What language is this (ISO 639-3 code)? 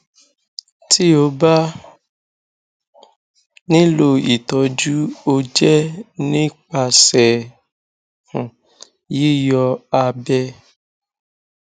yor